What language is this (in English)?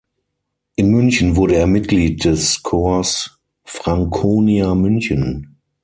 German